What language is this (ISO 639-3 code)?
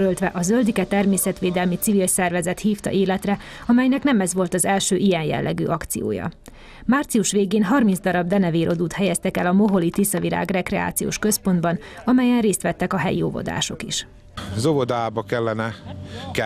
hun